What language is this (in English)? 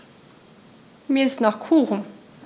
German